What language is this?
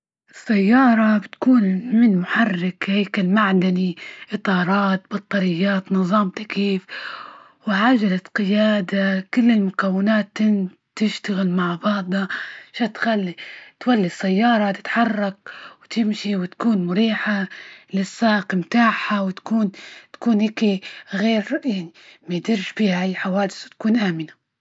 Libyan Arabic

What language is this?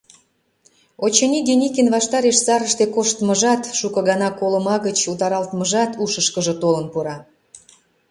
Mari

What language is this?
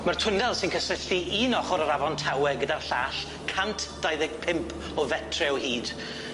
Welsh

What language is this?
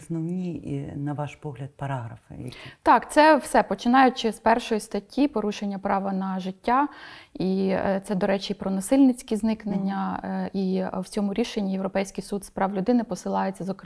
Ukrainian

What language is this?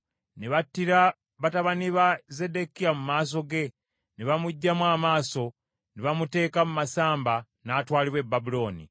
Ganda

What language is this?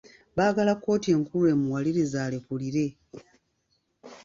Ganda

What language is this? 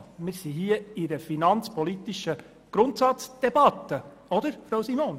Swiss German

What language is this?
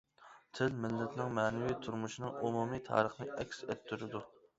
Uyghur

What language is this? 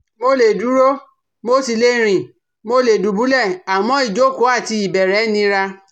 Yoruba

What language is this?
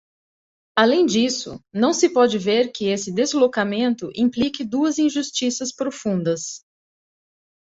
Portuguese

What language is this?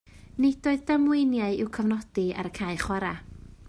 Welsh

